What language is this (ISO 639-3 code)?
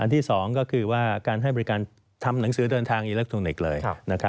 tha